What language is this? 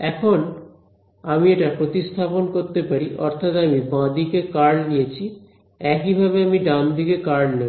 Bangla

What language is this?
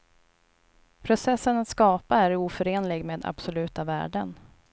Swedish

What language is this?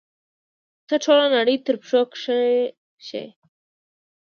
Pashto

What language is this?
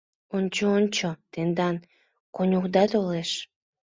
Mari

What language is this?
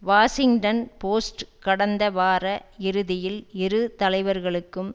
Tamil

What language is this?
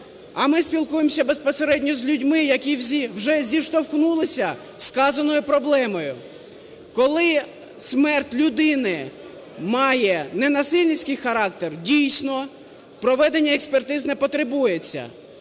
Ukrainian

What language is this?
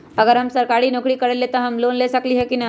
Magahi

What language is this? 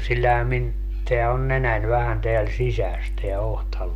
Finnish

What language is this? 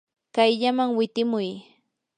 Yanahuanca Pasco Quechua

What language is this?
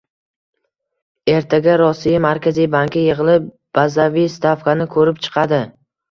Uzbek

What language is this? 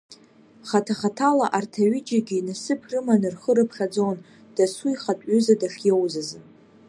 Abkhazian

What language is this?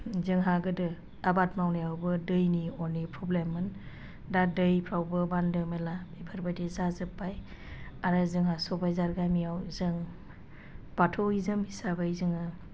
Bodo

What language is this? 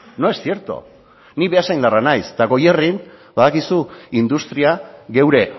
Basque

